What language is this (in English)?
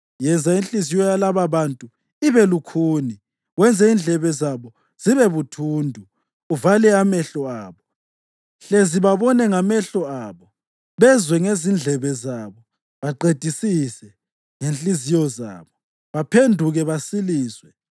North Ndebele